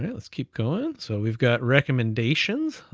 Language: English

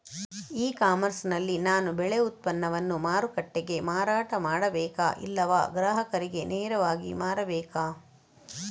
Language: Kannada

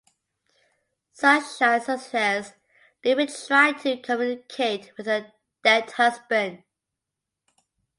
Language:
English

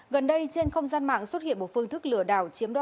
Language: Vietnamese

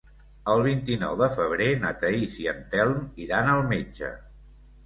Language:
Catalan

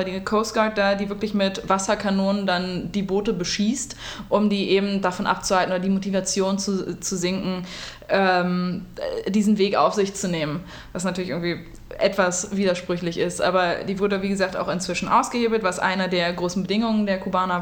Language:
German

